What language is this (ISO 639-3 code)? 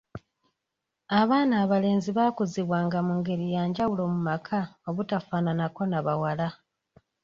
lug